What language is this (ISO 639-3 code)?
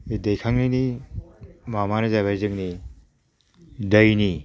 brx